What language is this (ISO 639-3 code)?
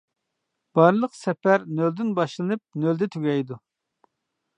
uig